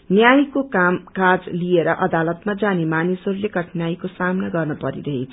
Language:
Nepali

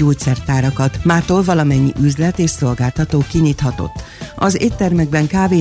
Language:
Hungarian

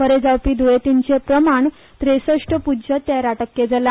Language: Konkani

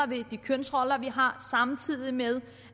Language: Danish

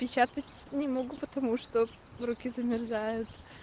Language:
Russian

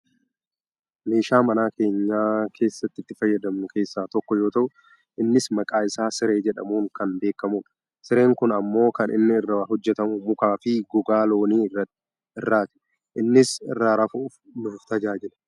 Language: Oromo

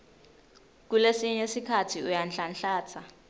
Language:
Swati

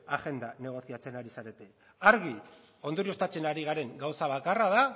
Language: Basque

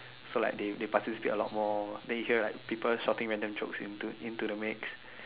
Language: English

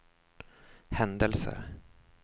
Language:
Swedish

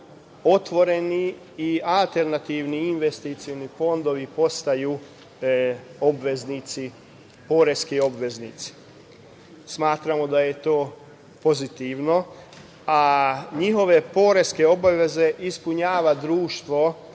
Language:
Serbian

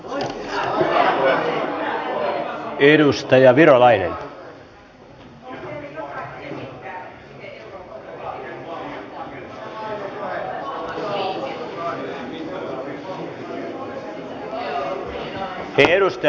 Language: Finnish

